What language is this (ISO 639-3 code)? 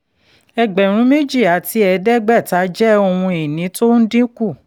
yor